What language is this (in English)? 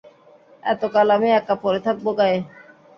Bangla